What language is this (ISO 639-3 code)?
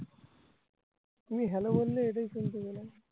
ben